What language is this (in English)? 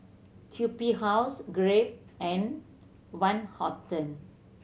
English